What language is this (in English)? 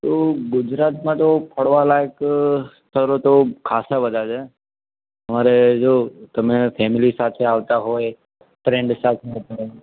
Gujarati